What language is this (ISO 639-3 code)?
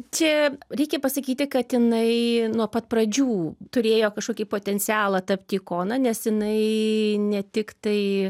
lit